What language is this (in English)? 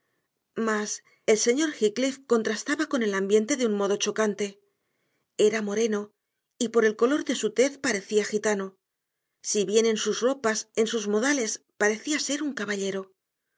Spanish